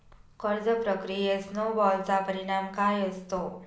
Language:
Marathi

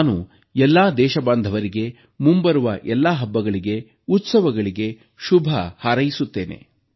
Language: Kannada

